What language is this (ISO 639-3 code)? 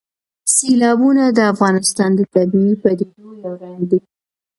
pus